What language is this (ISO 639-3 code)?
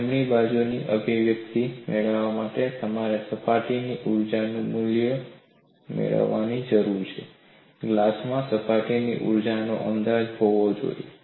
guj